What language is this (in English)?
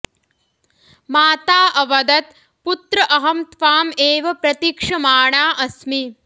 Sanskrit